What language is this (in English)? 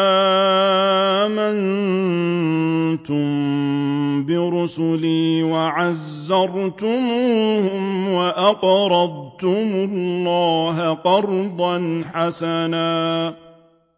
Arabic